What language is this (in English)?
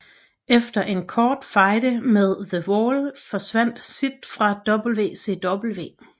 Danish